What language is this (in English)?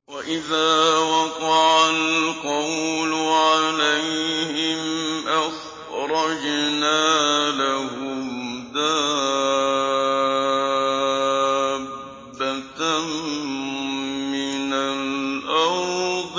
Arabic